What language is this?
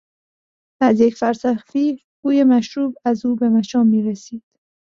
Persian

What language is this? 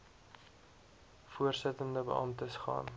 Afrikaans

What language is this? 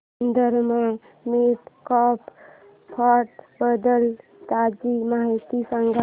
Marathi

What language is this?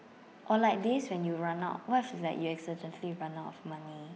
English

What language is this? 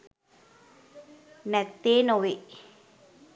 Sinhala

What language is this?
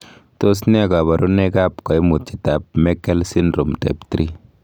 Kalenjin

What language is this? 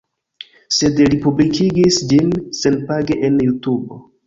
Esperanto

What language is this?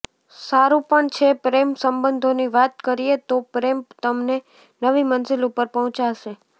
Gujarati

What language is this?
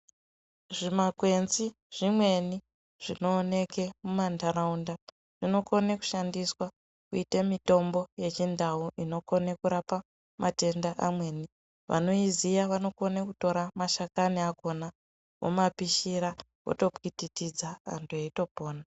Ndau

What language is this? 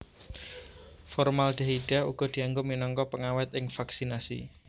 Javanese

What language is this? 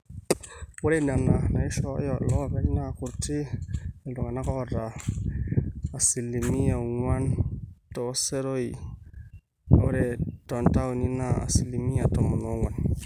Masai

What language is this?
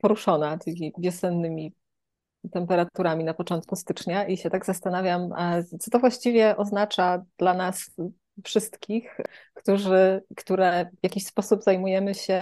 Polish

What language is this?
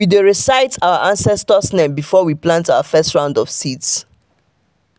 Nigerian Pidgin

